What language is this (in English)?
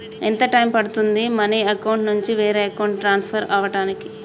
Telugu